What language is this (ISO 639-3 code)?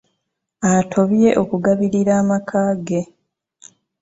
lug